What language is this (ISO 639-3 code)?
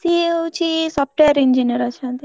ori